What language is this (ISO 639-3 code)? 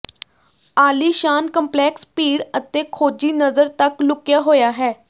pan